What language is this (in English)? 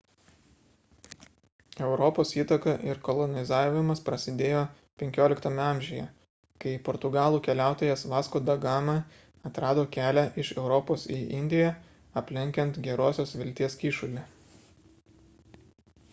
Lithuanian